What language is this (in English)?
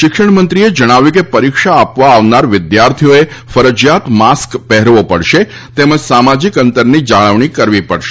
Gujarati